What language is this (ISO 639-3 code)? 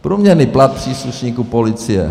ces